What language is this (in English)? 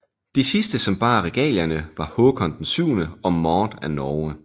Danish